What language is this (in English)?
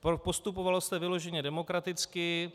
Czech